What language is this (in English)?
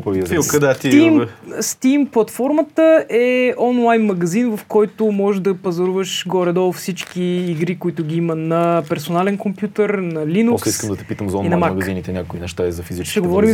Bulgarian